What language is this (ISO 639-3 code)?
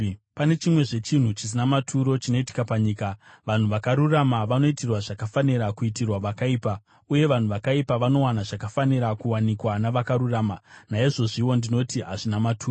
sna